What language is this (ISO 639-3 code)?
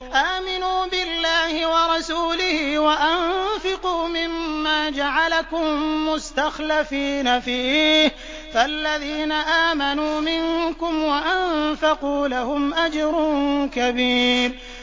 ara